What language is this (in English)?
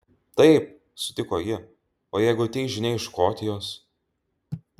Lithuanian